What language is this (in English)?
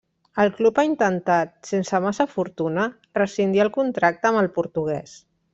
Catalan